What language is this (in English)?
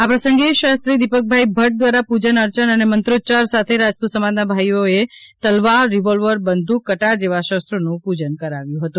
Gujarati